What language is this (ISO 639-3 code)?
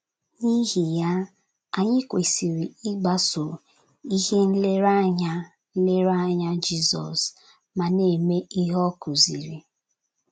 ibo